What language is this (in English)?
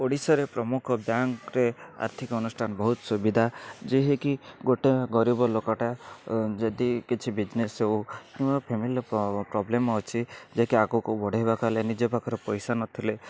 Odia